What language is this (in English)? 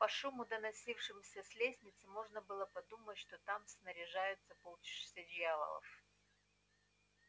Russian